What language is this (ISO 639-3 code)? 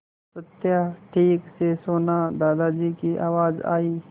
hin